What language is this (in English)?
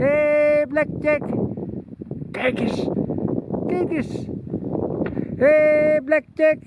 Dutch